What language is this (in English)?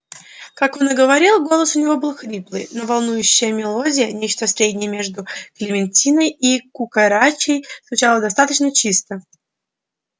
Russian